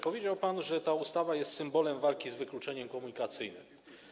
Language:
Polish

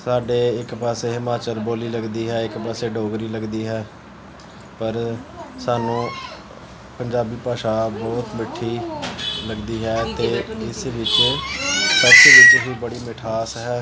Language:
Punjabi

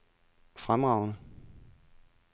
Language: Danish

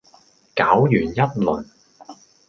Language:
Cantonese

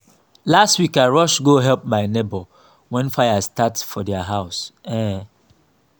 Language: Nigerian Pidgin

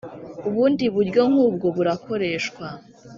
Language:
Kinyarwanda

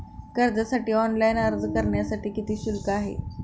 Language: Marathi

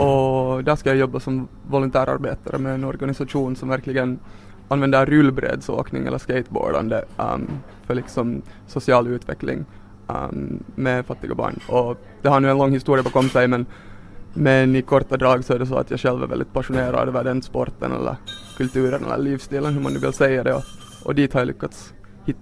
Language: Swedish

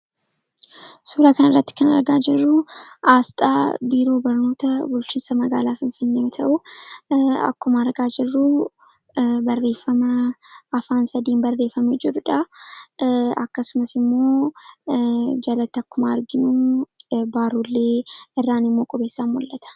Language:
Oromo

